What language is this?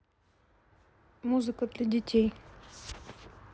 Russian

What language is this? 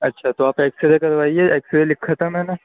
Urdu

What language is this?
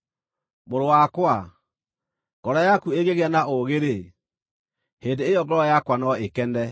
Kikuyu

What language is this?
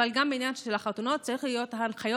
Hebrew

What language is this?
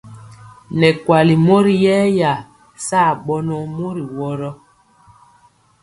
Mpiemo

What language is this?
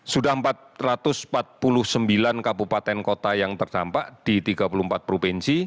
Indonesian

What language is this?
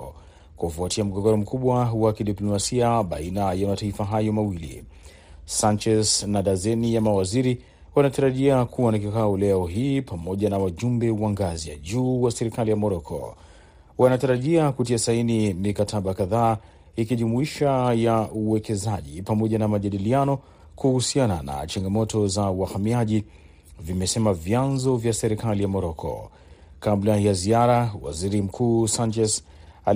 Swahili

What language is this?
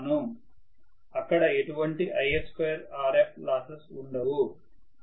Telugu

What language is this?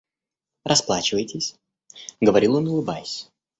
Russian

